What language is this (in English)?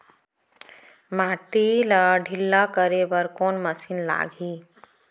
Chhattisgarhi